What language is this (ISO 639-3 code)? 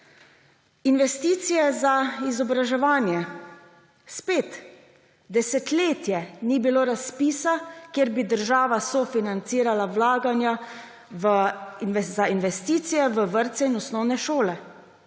slv